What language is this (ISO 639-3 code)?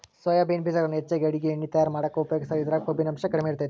kan